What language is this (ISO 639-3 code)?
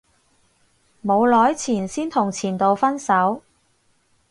yue